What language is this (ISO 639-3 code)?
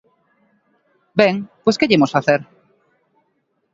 glg